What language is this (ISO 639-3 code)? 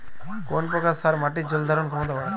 ben